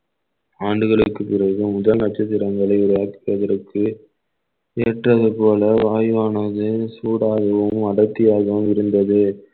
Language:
Tamil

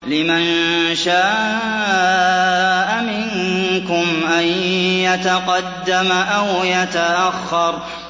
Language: Arabic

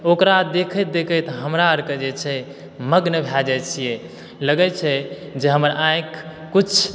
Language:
Maithili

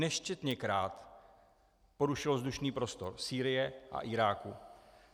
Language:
Czech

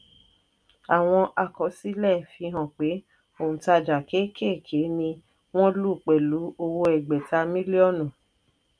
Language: Yoruba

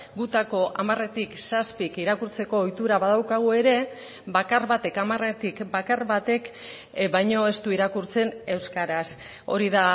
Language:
Basque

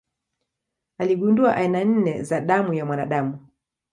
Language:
Swahili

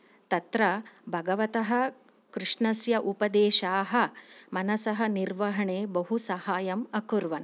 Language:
Sanskrit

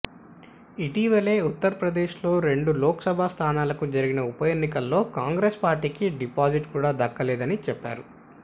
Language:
Telugu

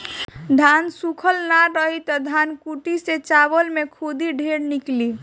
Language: Bhojpuri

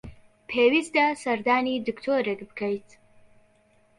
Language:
Central Kurdish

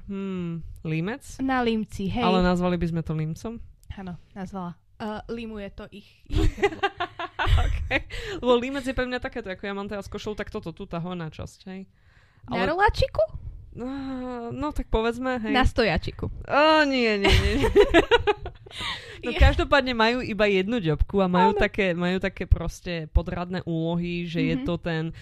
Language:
Slovak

